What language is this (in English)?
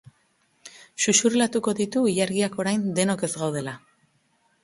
Basque